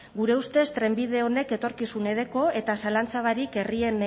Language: Basque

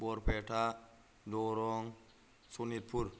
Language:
Bodo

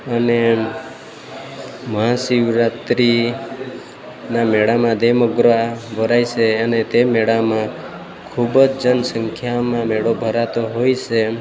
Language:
Gujarati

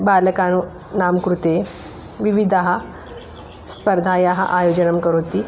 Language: Sanskrit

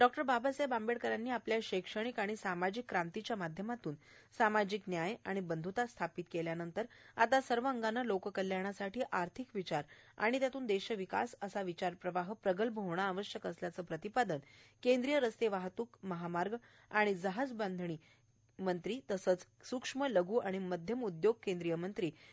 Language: Marathi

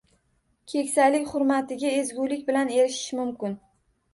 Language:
Uzbek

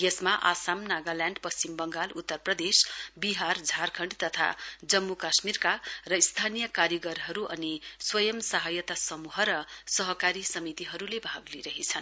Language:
Nepali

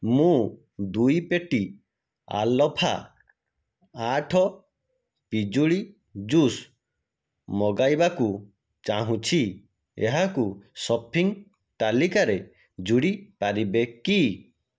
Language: Odia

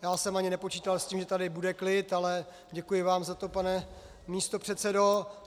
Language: Czech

